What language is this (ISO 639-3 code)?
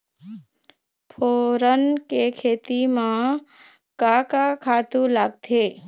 hne